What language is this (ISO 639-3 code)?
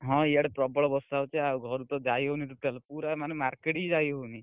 ori